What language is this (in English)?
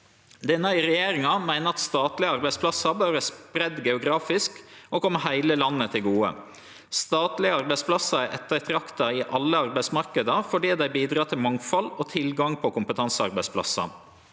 Norwegian